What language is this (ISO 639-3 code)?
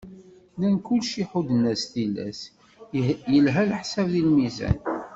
kab